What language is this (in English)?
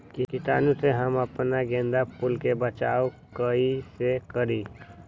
Magahi